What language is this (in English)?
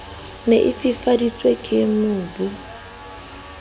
Southern Sotho